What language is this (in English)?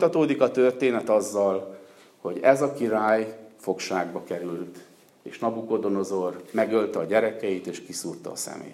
Hungarian